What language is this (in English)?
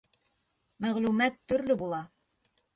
Bashkir